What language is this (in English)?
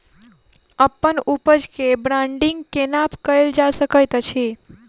Maithili